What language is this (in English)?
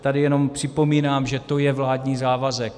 Czech